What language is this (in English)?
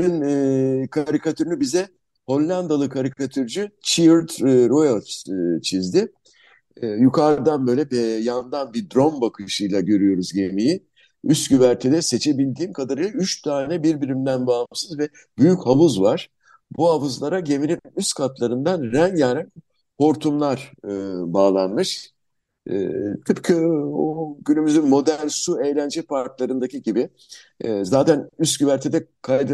Turkish